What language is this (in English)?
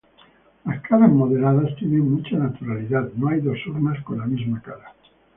Spanish